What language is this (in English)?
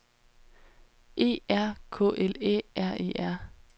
Danish